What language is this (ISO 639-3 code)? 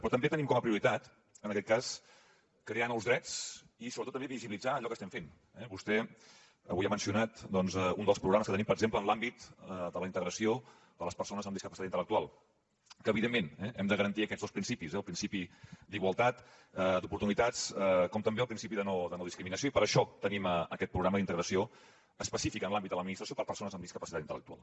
cat